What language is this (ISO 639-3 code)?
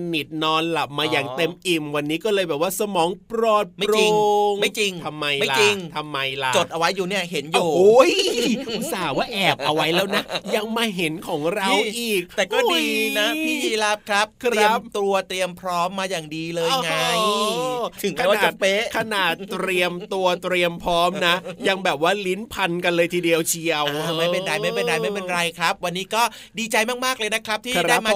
tha